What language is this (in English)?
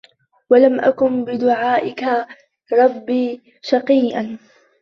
Arabic